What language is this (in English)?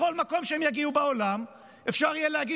Hebrew